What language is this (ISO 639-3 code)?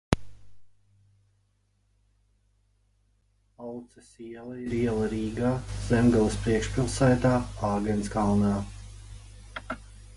lav